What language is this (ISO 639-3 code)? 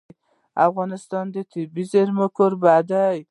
pus